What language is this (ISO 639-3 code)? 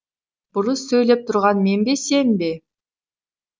kaz